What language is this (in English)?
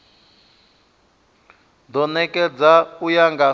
Venda